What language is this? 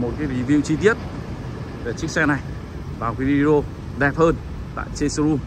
Vietnamese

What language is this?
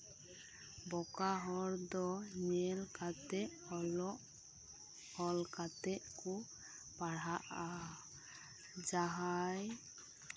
Santali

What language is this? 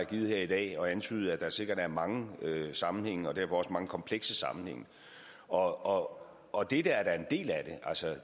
Danish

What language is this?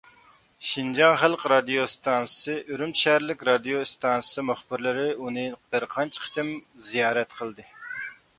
Uyghur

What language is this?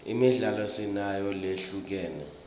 Swati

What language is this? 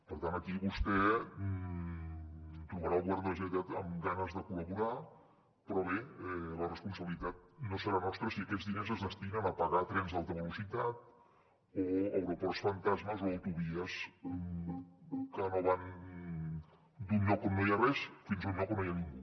Catalan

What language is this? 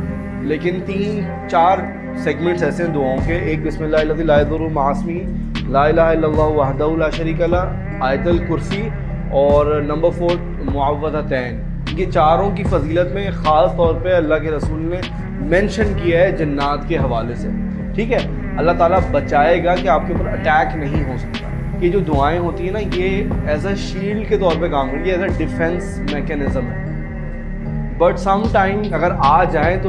Urdu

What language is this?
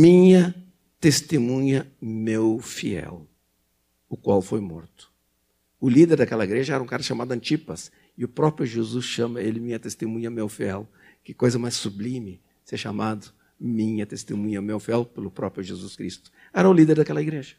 Portuguese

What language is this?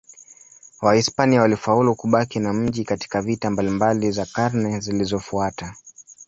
Swahili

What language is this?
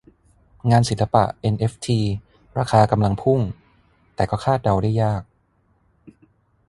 Thai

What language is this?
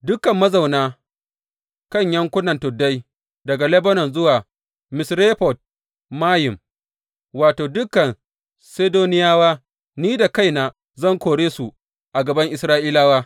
Hausa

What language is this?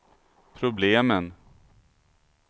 Swedish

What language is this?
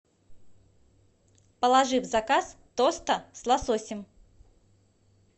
Russian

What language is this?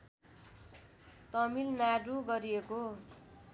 Nepali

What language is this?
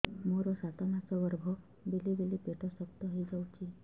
Odia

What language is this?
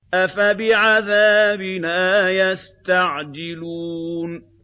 Arabic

